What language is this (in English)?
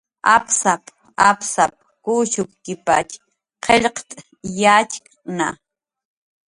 Jaqaru